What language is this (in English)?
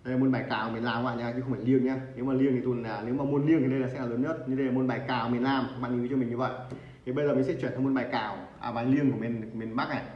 Vietnamese